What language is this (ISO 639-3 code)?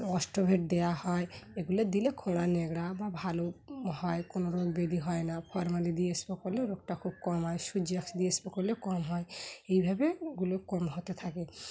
ben